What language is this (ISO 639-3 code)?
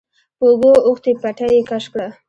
pus